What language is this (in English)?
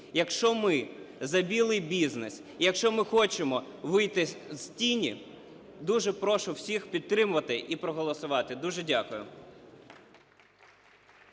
Ukrainian